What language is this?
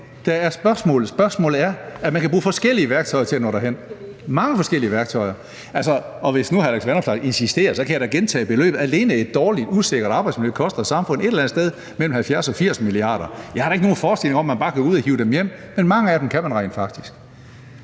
Danish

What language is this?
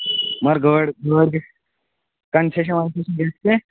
Kashmiri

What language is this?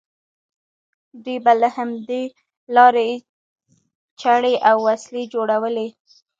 Pashto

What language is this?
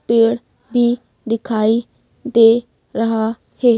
Hindi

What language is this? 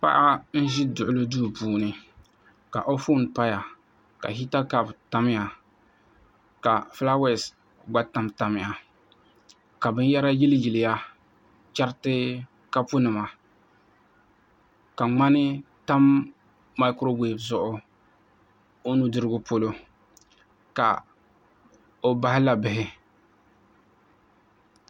Dagbani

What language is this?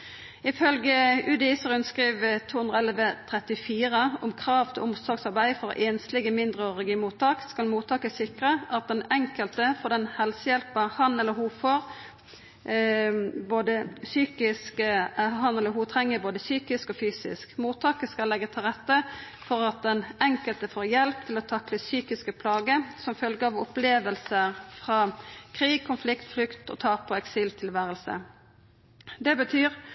Norwegian Nynorsk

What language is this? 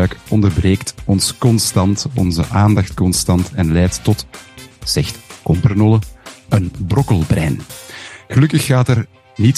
Dutch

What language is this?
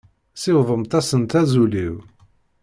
Kabyle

